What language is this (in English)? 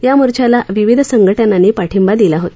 Marathi